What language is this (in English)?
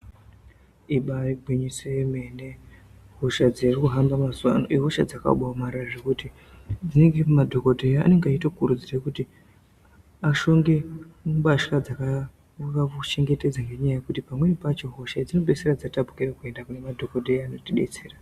Ndau